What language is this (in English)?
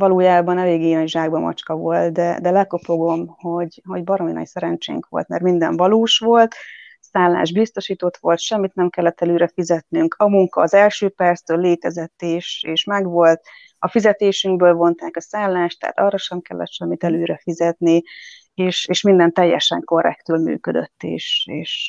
Hungarian